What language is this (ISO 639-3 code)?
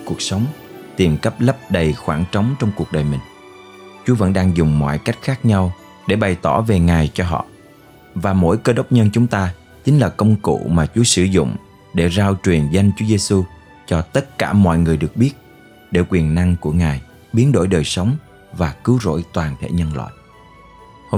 vie